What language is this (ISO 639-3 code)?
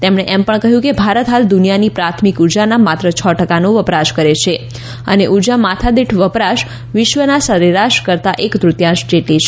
guj